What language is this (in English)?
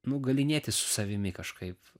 Lithuanian